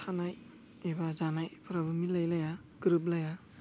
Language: Bodo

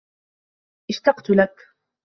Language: Arabic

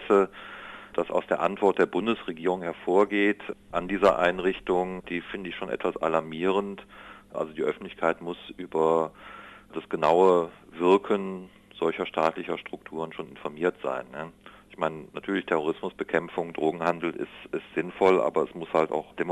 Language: German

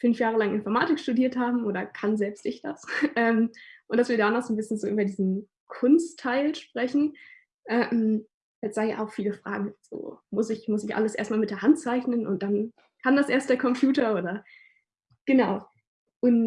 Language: German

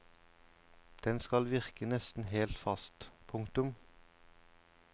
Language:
Norwegian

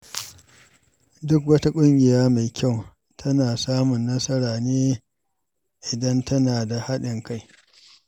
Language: Hausa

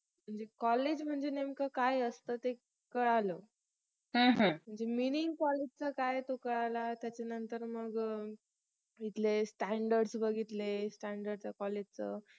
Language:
Marathi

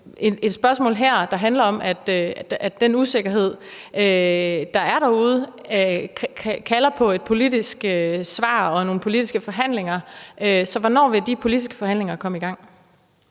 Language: Danish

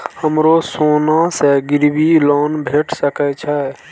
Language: Maithili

